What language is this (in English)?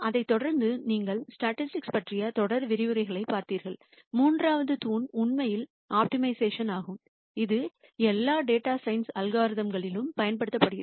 Tamil